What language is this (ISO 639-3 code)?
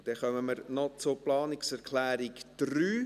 gsw